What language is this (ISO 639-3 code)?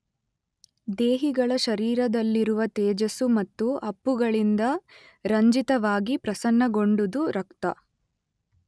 kan